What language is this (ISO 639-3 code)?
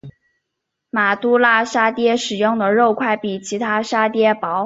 zho